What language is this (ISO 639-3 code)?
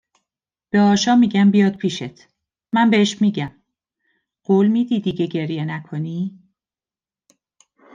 fas